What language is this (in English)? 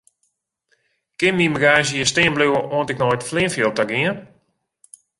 Western Frisian